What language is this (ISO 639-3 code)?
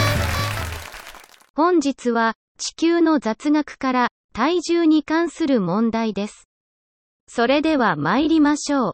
jpn